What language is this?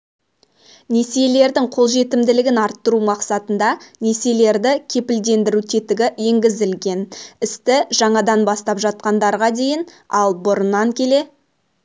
Kazakh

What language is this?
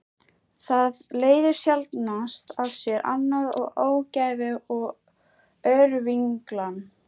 Icelandic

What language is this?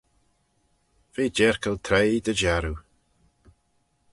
Manx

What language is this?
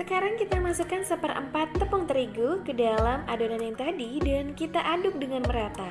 Indonesian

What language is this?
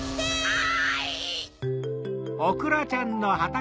Japanese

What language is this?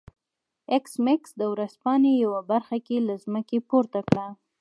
Pashto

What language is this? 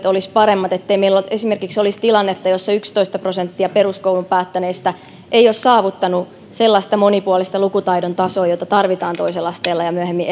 Finnish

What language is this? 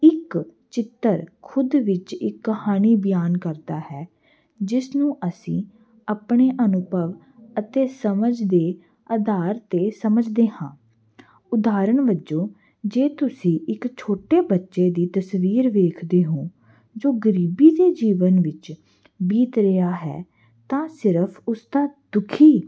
Punjabi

